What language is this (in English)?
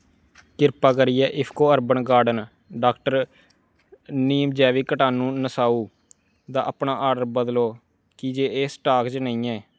Dogri